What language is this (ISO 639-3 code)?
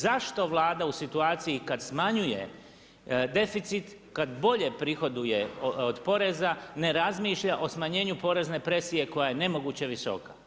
hrv